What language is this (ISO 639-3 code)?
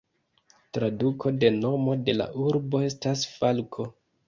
epo